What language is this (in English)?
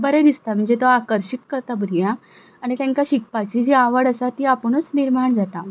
Konkani